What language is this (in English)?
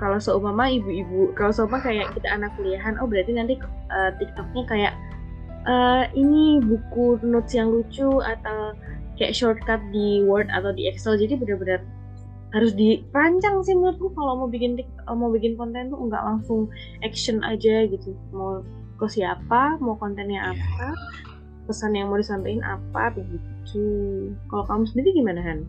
Indonesian